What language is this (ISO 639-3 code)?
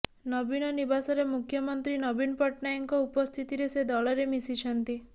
ori